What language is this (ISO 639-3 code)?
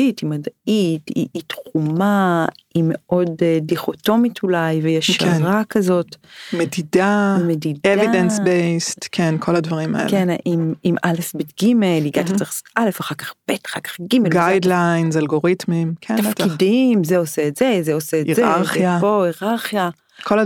heb